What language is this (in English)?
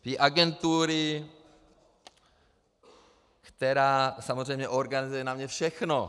Czech